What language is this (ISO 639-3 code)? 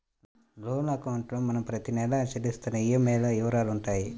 tel